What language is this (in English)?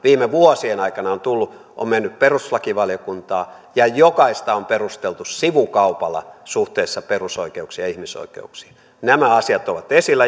Finnish